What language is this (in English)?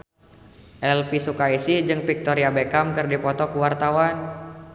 Sundanese